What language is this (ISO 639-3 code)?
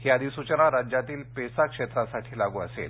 mar